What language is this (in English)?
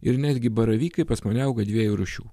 Lithuanian